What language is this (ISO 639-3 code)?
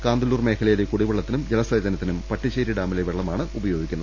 mal